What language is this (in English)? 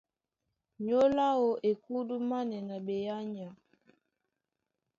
Duala